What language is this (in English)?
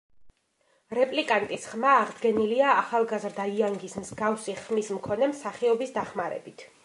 Georgian